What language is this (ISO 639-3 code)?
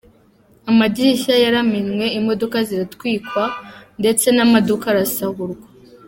kin